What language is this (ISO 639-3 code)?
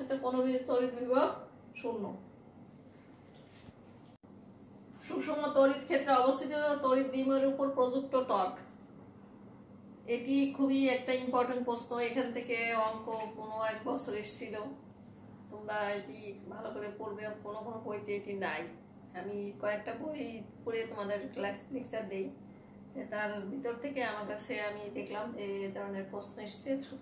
hin